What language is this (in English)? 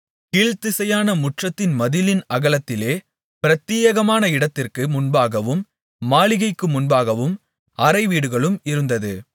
Tamil